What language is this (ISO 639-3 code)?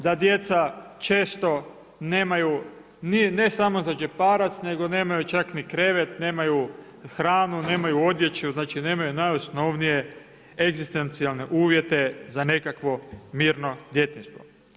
hrv